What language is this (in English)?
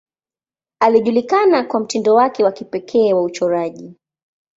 Swahili